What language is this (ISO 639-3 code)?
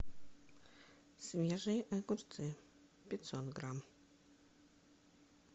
rus